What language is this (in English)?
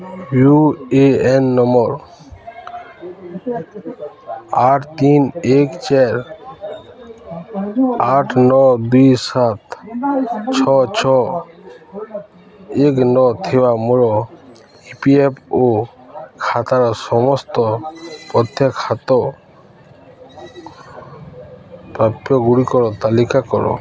Odia